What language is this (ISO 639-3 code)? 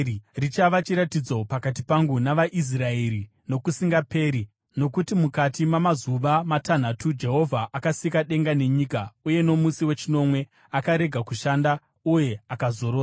sna